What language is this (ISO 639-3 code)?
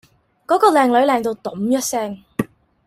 yue